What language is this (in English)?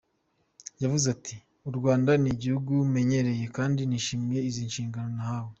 Kinyarwanda